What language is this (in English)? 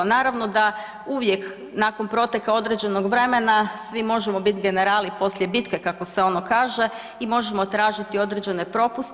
Croatian